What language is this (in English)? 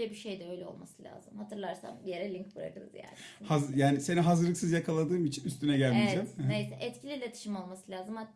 Turkish